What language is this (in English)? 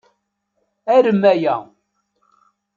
Kabyle